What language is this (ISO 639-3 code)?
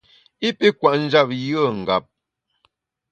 bax